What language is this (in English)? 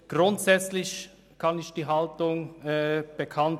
Swiss German